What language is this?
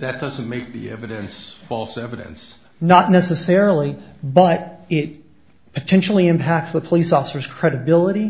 English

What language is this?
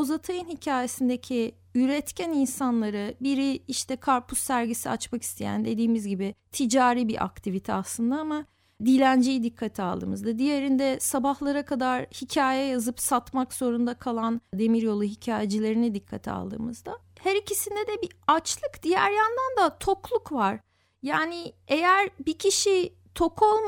Turkish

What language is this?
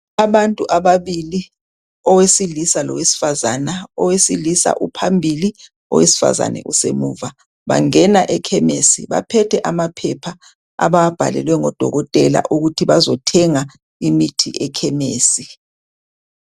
North Ndebele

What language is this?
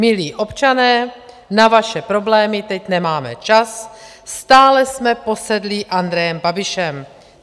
Czech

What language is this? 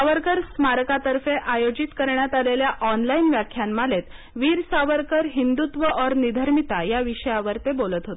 Marathi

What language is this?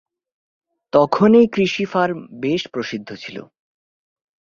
Bangla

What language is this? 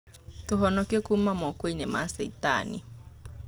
Kikuyu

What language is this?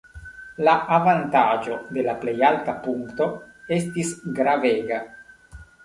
Esperanto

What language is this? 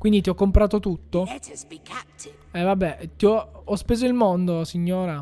Italian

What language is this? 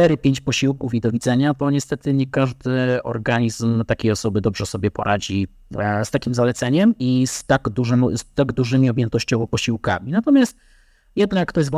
Polish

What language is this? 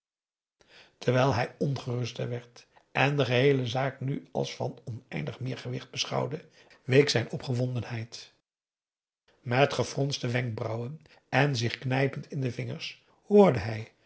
Dutch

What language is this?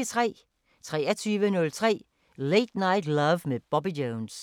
Danish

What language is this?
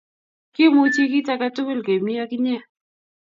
Kalenjin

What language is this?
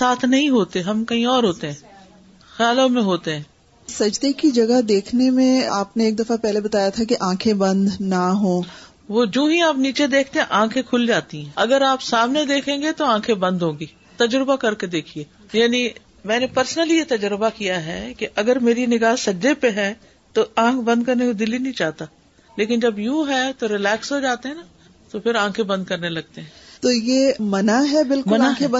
Urdu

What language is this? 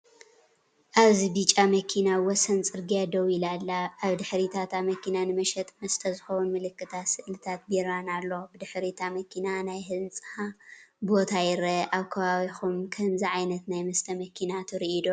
Tigrinya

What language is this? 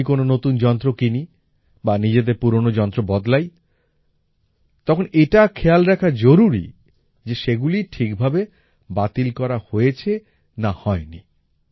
Bangla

